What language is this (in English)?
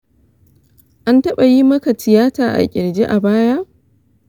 Hausa